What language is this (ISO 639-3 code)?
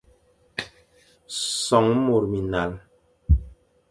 fan